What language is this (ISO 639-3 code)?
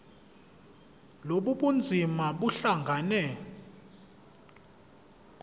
zul